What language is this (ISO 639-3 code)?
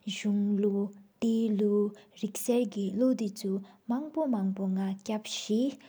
sip